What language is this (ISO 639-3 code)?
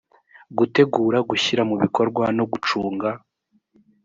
kin